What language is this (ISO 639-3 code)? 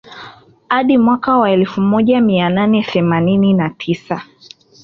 swa